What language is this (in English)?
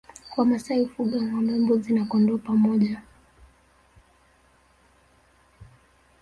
Swahili